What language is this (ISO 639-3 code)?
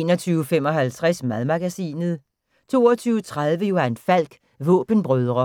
dan